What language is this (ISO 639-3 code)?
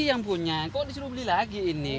ind